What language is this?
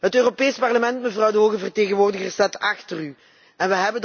Dutch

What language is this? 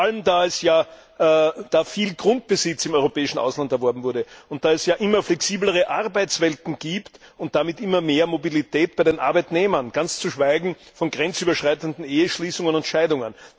German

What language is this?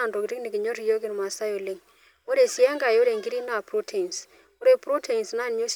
Masai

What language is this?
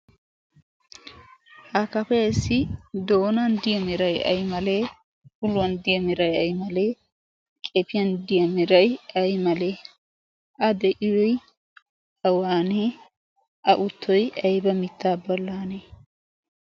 Wolaytta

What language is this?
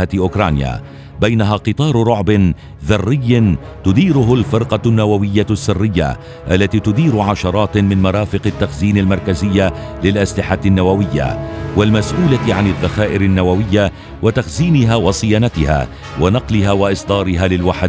Arabic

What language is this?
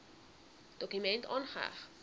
Afrikaans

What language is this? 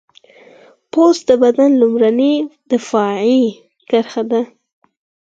Pashto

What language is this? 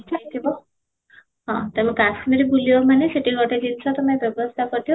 Odia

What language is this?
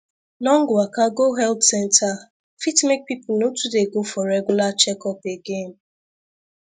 Nigerian Pidgin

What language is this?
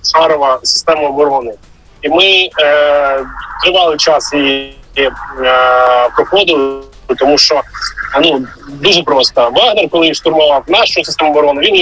Ukrainian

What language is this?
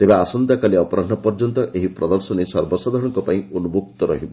Odia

